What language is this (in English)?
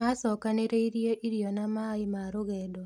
Kikuyu